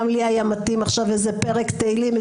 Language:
Hebrew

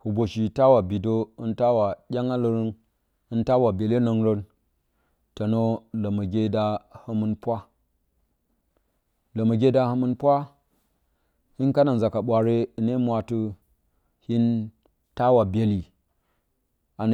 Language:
Bacama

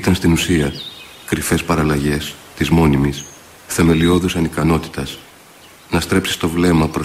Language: Greek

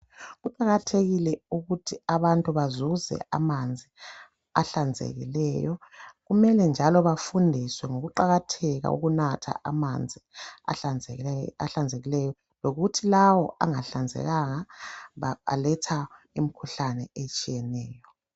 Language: North Ndebele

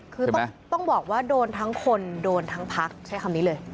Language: Thai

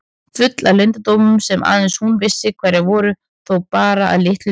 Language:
Icelandic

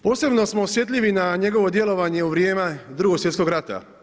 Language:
Croatian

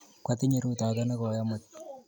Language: Kalenjin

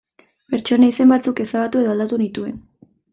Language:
Basque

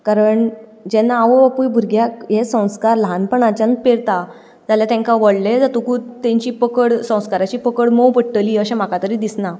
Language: Konkani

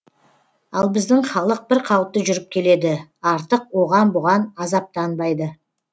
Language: Kazakh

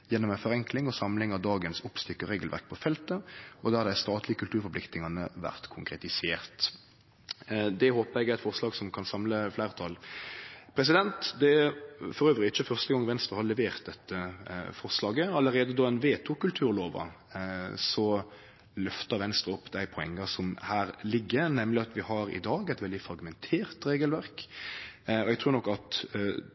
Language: Norwegian Nynorsk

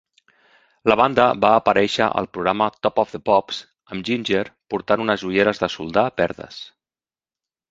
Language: Catalan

